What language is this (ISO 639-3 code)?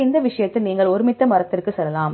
tam